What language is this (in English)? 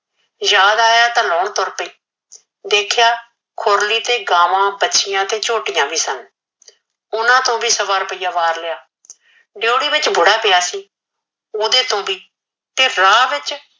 Punjabi